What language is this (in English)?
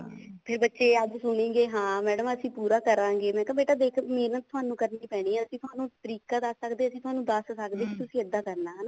Punjabi